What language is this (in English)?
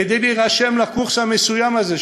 Hebrew